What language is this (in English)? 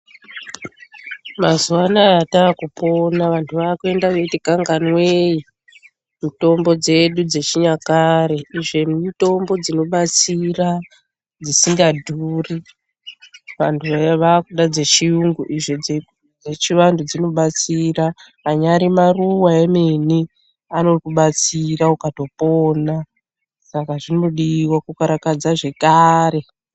Ndau